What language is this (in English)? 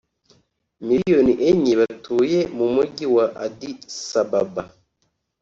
Kinyarwanda